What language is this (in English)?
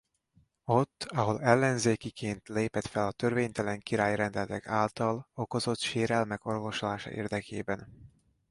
Hungarian